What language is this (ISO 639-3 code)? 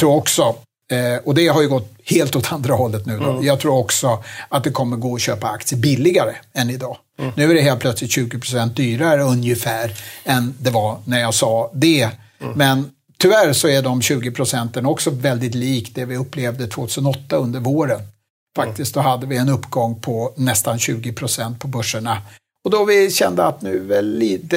swe